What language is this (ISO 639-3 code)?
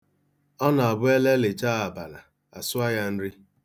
ibo